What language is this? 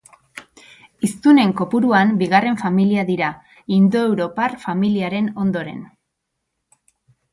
Basque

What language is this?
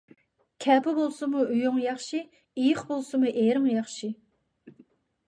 Uyghur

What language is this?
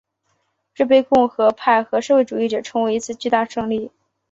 Chinese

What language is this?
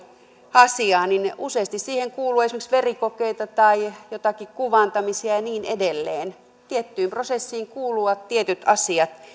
Finnish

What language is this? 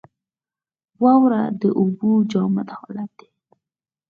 Pashto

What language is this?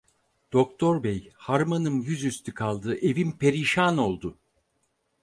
Turkish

